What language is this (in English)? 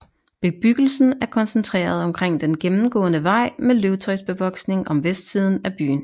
Danish